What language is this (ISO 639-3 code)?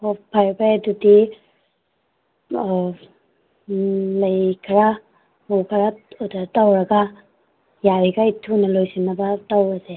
mni